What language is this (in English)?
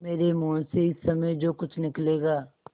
Hindi